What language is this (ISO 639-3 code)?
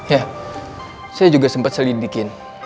ind